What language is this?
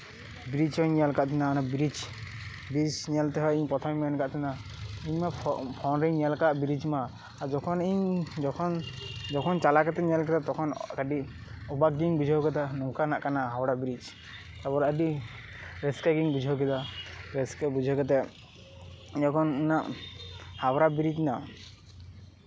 Santali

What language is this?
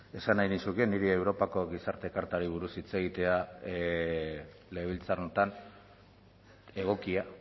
Basque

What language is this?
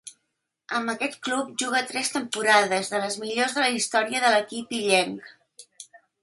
Catalan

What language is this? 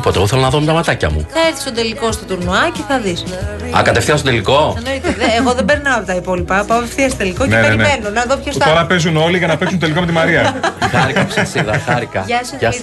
Greek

